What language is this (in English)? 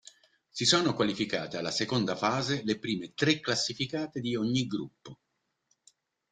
Italian